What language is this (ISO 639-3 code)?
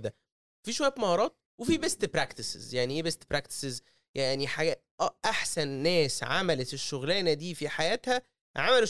ara